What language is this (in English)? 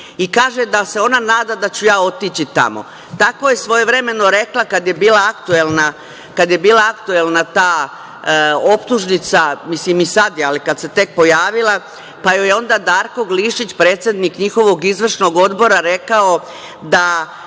Serbian